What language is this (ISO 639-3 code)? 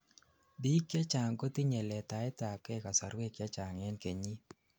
kln